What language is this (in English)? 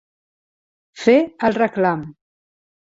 Catalan